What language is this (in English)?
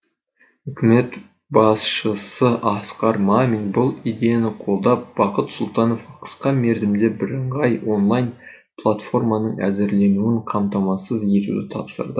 Kazakh